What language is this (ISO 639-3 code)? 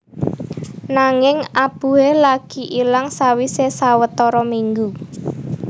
jav